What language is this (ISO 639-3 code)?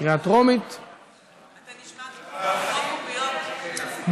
heb